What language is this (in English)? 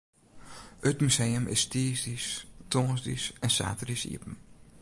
Western Frisian